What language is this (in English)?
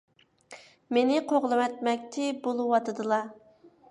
Uyghur